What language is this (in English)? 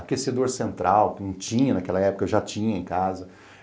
Portuguese